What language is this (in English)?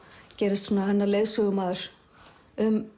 Icelandic